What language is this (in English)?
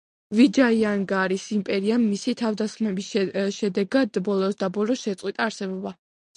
Georgian